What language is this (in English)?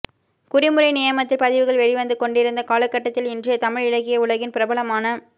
Tamil